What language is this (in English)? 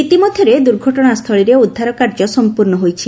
Odia